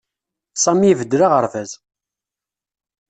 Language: Kabyle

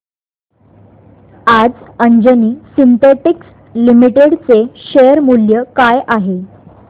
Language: Marathi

